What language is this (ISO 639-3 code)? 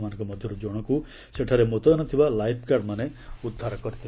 ori